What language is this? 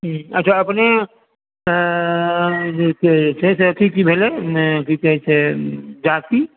Maithili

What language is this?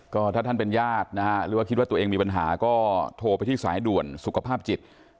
Thai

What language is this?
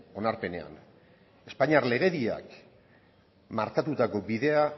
Basque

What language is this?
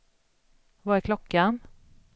Swedish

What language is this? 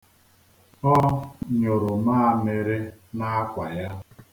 Igbo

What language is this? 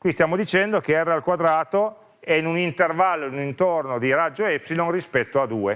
Italian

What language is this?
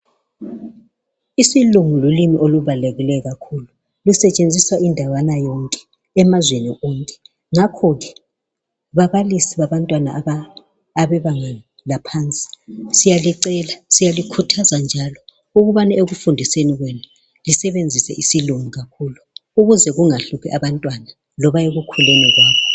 North Ndebele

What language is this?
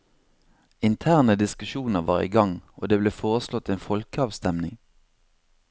Norwegian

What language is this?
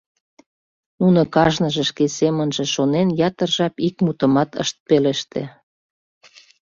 Mari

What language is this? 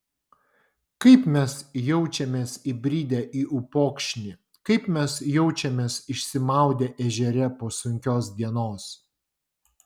Lithuanian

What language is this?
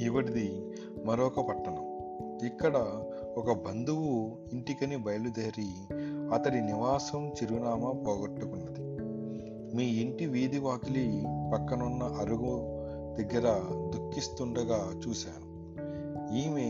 Telugu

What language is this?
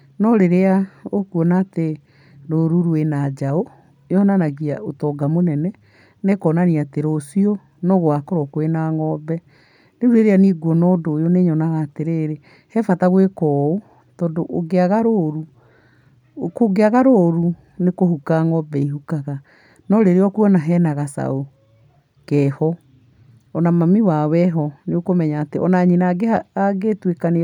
Kikuyu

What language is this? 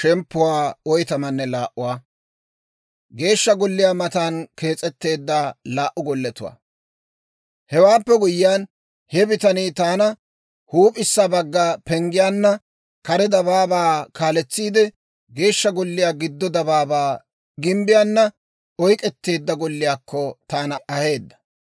Dawro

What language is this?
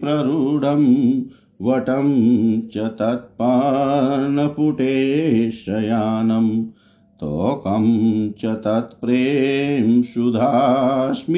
Hindi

